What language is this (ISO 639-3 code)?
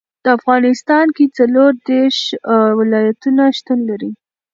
pus